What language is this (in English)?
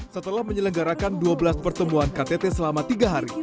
Indonesian